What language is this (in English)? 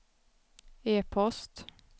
Swedish